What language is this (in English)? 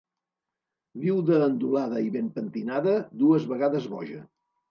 Catalan